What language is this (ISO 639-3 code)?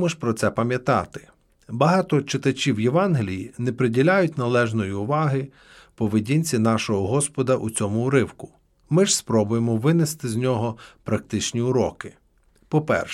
ukr